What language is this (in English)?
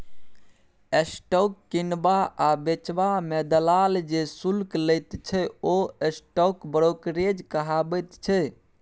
Maithili